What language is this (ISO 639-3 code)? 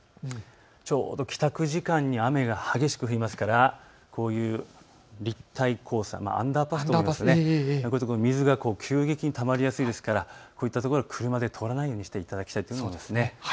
jpn